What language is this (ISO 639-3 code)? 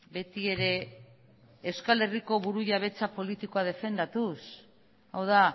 eus